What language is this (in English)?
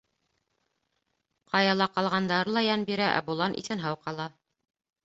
Bashkir